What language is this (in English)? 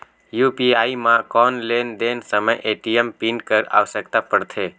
Chhattisgarhi